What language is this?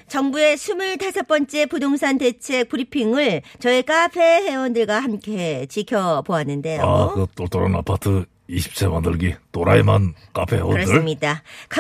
Korean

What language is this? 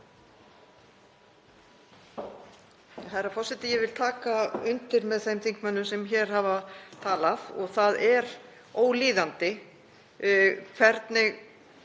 Icelandic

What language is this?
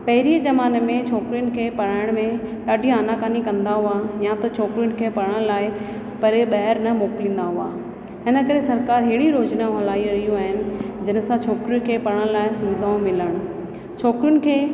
Sindhi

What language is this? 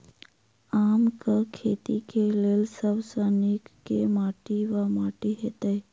Maithili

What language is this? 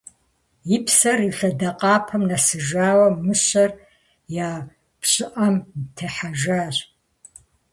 Kabardian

